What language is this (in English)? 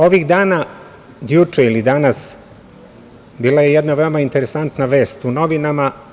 Serbian